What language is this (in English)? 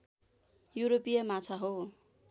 Nepali